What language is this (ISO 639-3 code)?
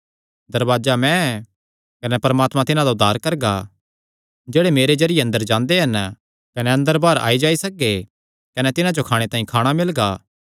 xnr